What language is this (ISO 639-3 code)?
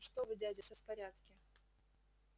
rus